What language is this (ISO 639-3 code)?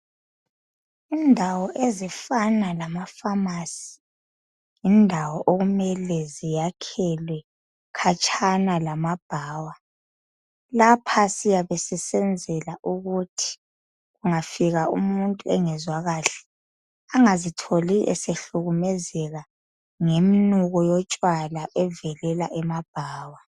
nde